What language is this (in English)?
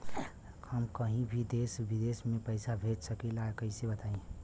Bhojpuri